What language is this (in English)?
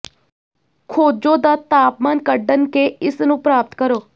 Punjabi